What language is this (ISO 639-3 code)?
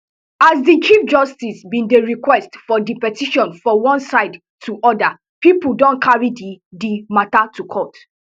pcm